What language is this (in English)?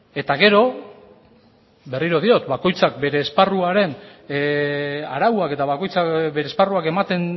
Basque